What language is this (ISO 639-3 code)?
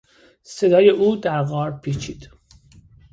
fas